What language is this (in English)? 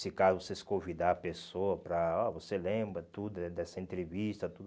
Portuguese